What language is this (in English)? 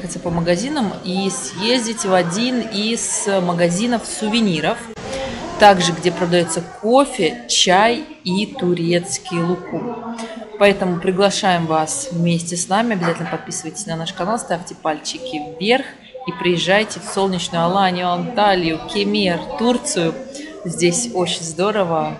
Russian